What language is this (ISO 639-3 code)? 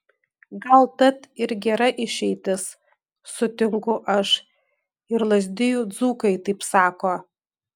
lit